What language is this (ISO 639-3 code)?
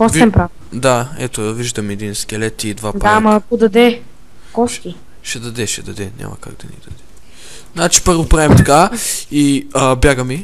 bul